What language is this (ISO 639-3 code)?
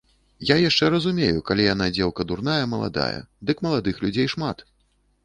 bel